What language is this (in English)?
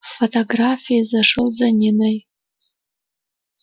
Russian